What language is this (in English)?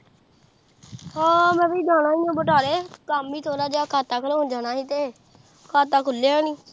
Punjabi